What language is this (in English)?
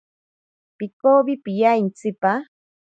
Ashéninka Perené